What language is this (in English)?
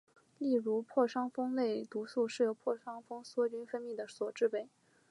Chinese